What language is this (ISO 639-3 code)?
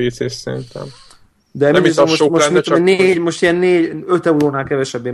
hun